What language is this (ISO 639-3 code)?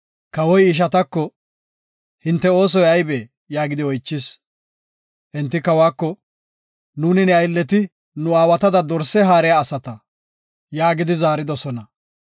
gof